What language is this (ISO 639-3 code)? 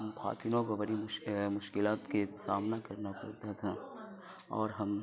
urd